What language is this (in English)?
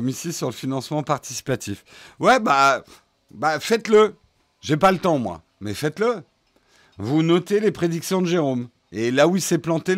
French